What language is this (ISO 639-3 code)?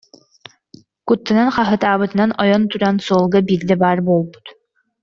sah